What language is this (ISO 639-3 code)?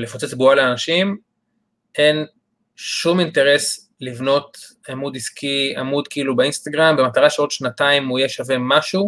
heb